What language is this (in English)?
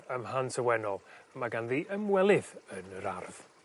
Welsh